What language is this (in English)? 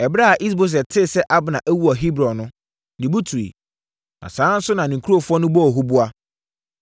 Akan